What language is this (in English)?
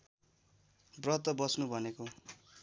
Nepali